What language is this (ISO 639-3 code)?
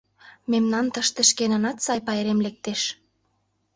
chm